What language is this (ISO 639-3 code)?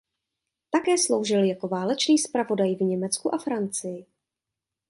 ces